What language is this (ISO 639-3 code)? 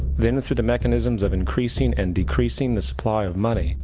eng